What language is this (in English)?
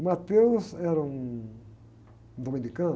Portuguese